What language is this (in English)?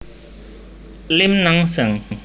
Javanese